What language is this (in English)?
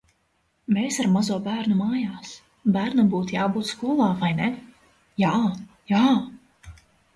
Latvian